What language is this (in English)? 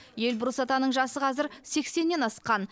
Kazakh